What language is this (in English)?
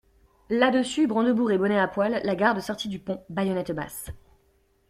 French